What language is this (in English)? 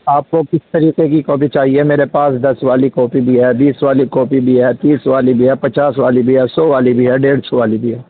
Urdu